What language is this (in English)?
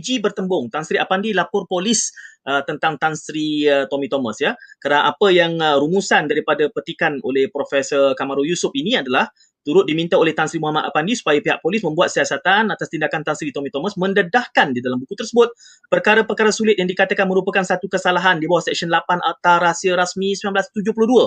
Malay